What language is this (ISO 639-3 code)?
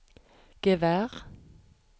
nor